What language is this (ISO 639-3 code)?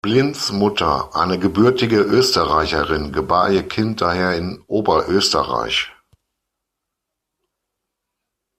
deu